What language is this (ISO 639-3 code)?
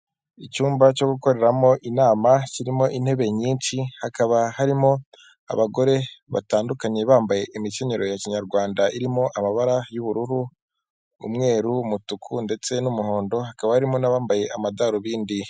kin